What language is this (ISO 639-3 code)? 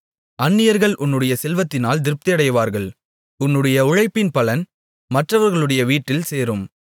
tam